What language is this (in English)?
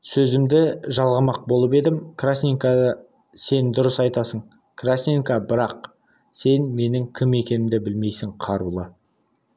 Kazakh